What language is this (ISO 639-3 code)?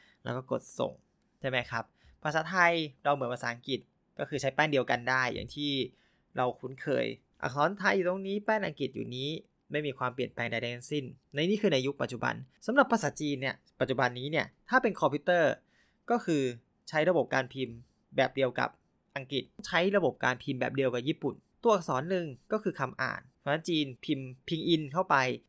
tha